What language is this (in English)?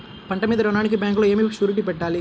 Telugu